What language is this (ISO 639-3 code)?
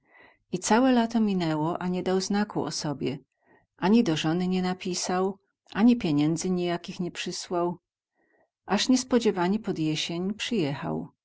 pol